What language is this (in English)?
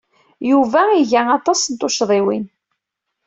Kabyle